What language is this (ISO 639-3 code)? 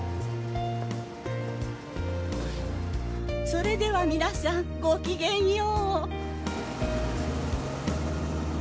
jpn